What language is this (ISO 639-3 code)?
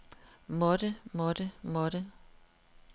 dan